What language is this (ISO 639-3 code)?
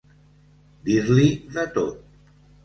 cat